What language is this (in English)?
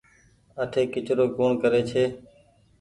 Goaria